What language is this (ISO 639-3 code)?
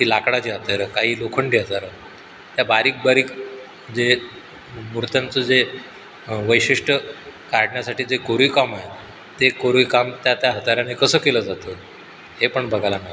mar